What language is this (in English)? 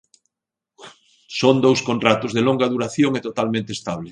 Galician